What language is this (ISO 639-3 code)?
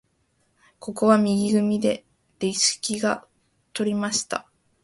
jpn